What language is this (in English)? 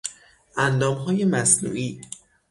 Persian